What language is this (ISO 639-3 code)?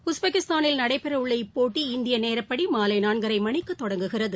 tam